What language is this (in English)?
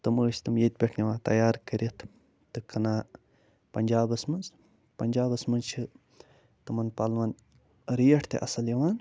Kashmiri